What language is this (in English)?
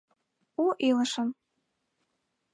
Mari